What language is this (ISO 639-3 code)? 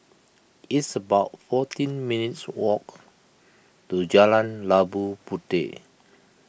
eng